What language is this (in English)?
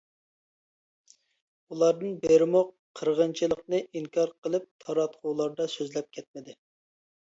Uyghur